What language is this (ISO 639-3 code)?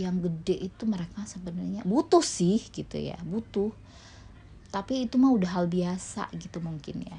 ind